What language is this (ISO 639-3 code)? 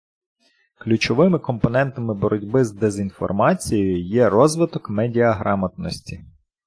ukr